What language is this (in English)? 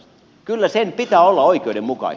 Finnish